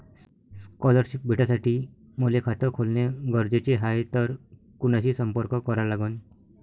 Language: Marathi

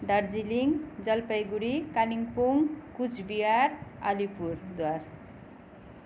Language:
Nepali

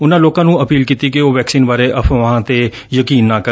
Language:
Punjabi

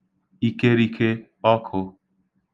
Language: Igbo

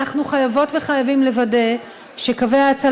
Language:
Hebrew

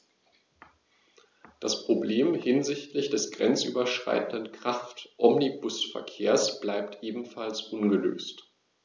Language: German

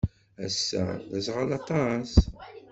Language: Kabyle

